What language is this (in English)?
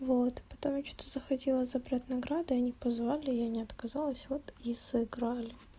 Russian